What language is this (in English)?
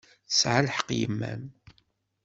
Kabyle